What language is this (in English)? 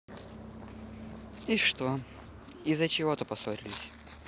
Russian